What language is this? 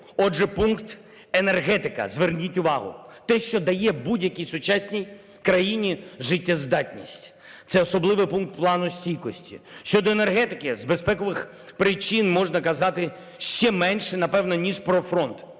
Ukrainian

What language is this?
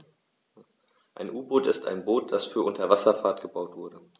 German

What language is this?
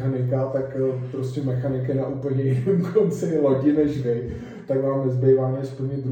Czech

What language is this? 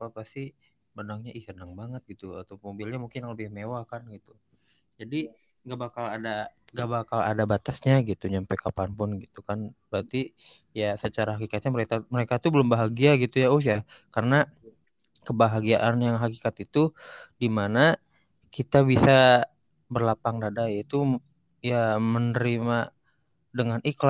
Indonesian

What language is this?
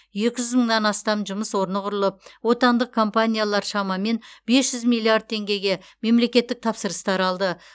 Kazakh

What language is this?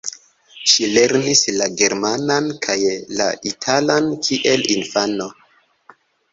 Esperanto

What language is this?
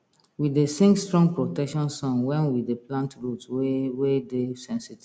Nigerian Pidgin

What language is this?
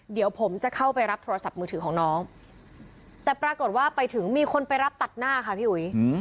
Thai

